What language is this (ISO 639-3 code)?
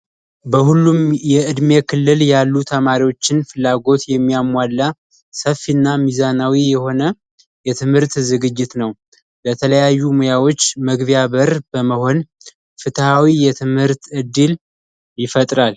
amh